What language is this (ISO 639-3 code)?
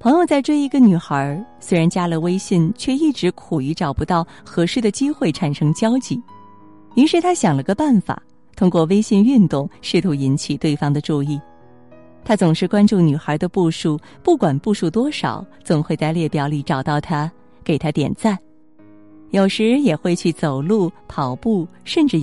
zho